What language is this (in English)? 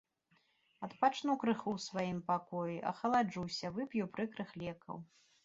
Belarusian